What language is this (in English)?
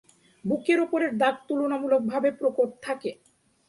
Bangla